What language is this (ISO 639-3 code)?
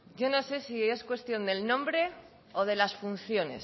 spa